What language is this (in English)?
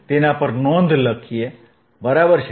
Gujarati